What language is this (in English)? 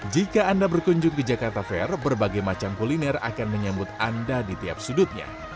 Indonesian